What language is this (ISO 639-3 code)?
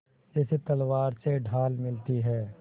hin